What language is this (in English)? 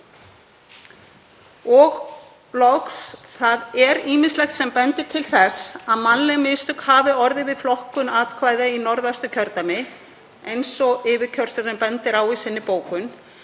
Icelandic